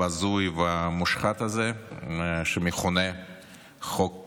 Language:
Hebrew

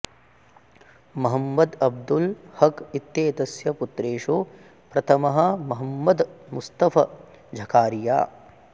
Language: Sanskrit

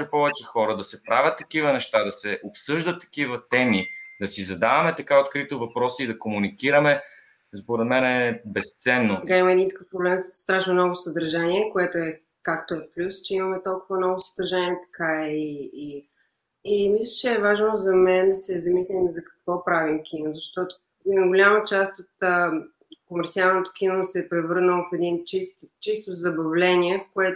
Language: Bulgarian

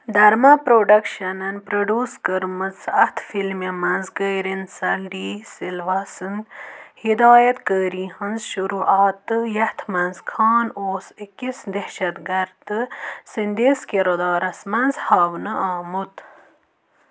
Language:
Kashmiri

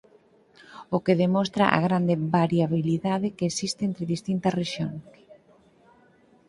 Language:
Galician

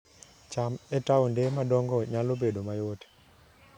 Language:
Luo (Kenya and Tanzania)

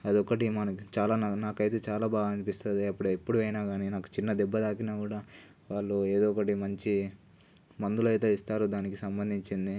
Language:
Telugu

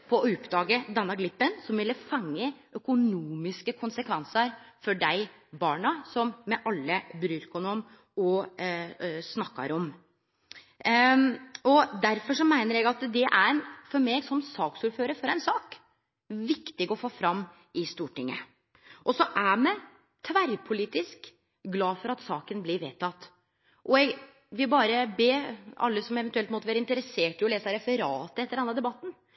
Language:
Norwegian Nynorsk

